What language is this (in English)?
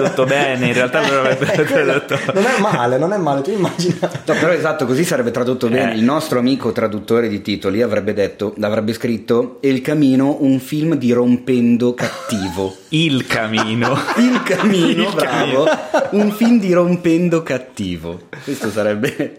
Italian